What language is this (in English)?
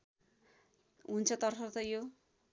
Nepali